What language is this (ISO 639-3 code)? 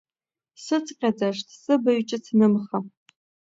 abk